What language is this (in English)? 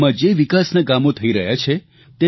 Gujarati